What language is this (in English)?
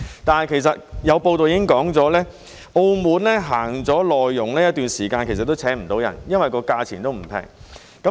Cantonese